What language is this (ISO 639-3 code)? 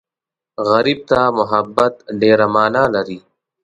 pus